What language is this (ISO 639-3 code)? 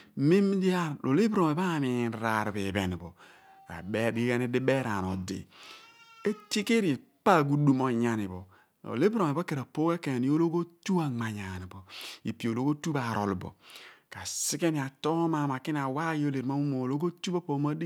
abn